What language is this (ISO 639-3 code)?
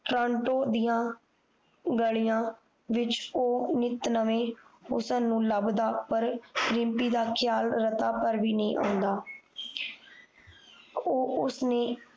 pan